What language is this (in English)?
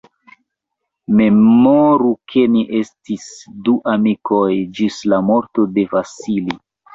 Esperanto